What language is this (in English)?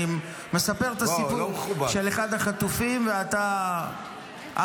Hebrew